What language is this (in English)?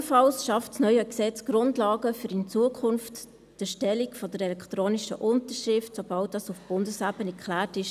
Swiss German